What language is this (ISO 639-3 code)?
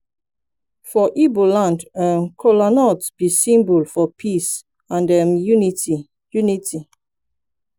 pcm